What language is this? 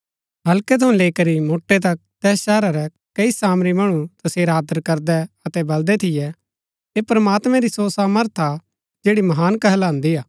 Gaddi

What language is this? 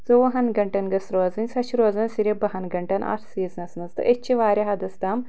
Kashmiri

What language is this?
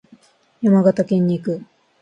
Japanese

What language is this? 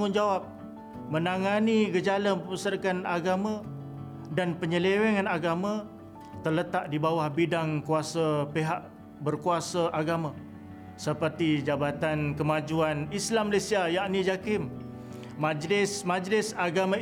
Malay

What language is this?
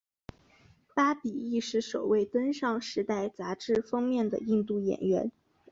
Chinese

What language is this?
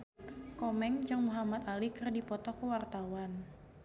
Sundanese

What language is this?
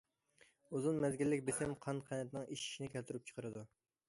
Uyghur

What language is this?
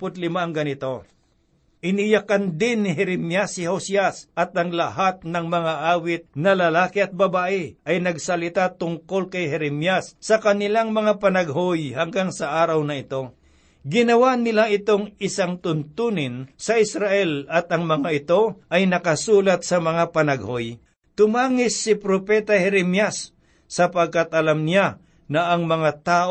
Filipino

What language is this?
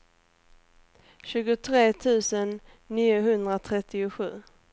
Swedish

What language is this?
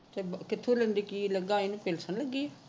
Punjabi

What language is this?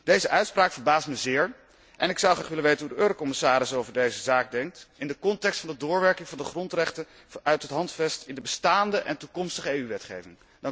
Dutch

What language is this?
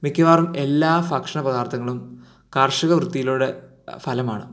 Malayalam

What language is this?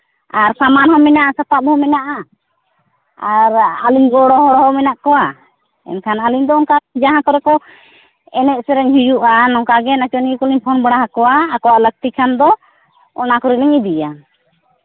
Santali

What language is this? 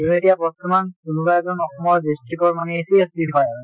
Assamese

